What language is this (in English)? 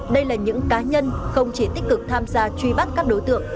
Vietnamese